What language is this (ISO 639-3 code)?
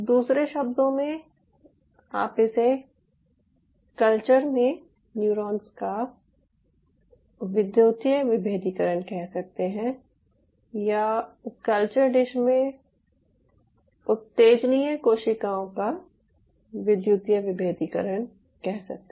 hin